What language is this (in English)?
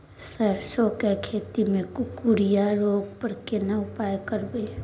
Maithili